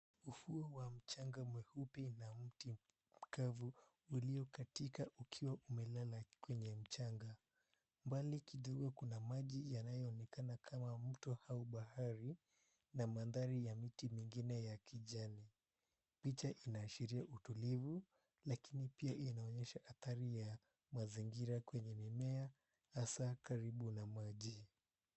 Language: Swahili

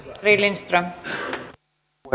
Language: Finnish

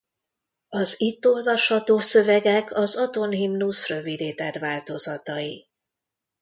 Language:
Hungarian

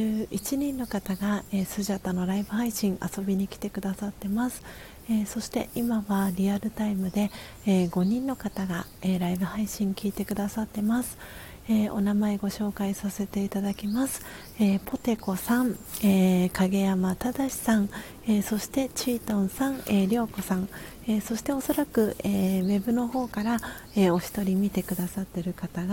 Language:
Japanese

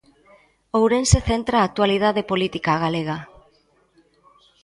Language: Galician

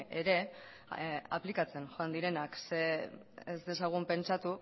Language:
Basque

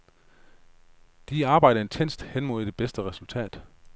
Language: Danish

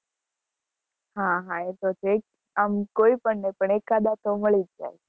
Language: Gujarati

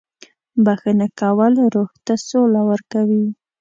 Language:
Pashto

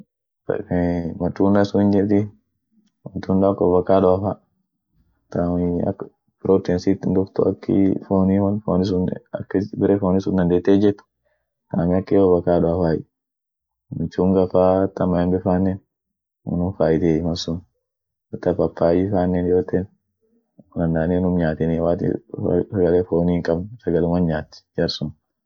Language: Orma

